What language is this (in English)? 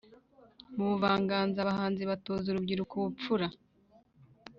Kinyarwanda